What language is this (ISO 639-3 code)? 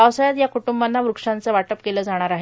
mar